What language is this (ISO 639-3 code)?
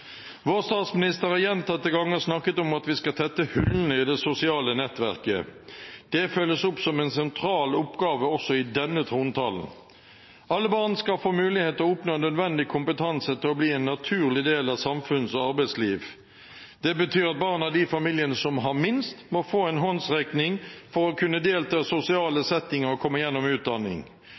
nob